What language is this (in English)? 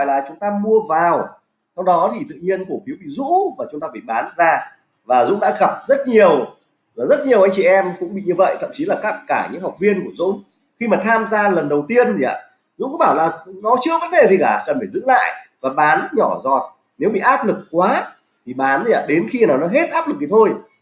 Vietnamese